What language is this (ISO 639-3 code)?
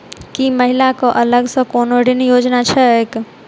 mai